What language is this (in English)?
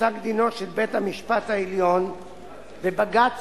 Hebrew